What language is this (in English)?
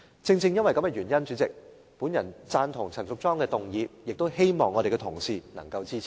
Cantonese